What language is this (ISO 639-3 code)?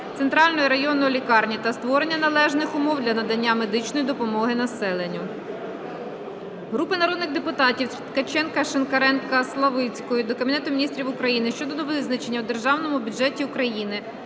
ukr